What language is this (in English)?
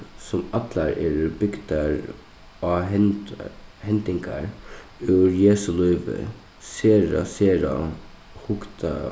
Faroese